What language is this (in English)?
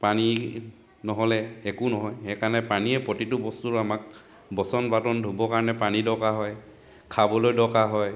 Assamese